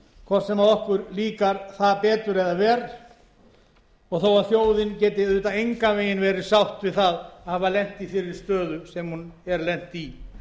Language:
Icelandic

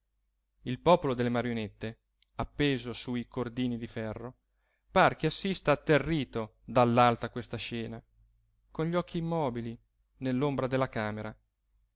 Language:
Italian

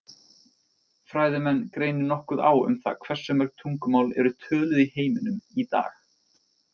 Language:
Icelandic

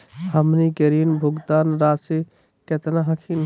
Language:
Magahi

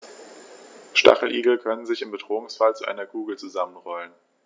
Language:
German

